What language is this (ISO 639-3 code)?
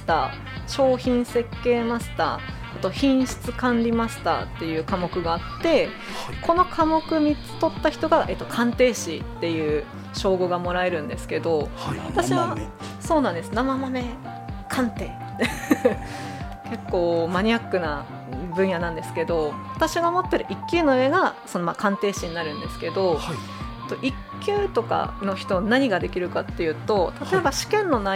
jpn